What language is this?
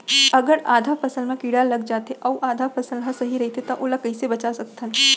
Chhattisgarhi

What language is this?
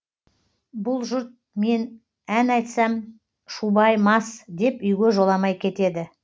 Kazakh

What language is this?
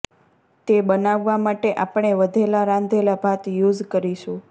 Gujarati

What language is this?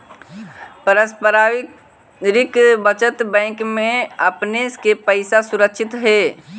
Magahi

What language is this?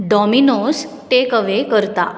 Konkani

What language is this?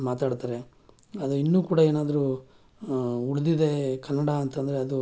Kannada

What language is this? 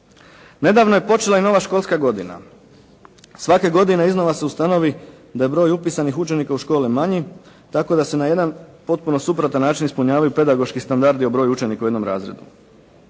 Croatian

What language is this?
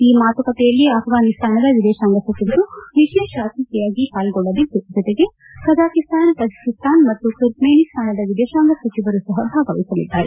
Kannada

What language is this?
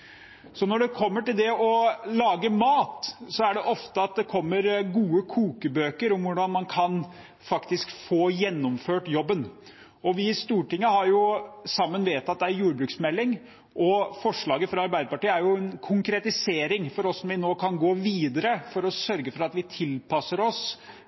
Norwegian Bokmål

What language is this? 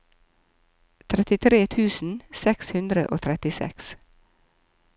Norwegian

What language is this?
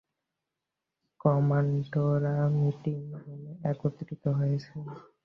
Bangla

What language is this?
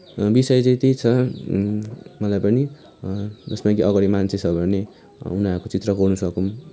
Nepali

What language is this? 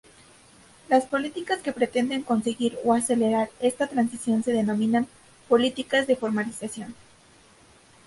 Spanish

